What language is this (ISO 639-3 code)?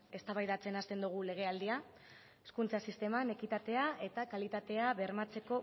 eus